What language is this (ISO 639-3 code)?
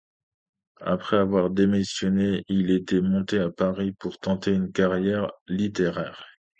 fra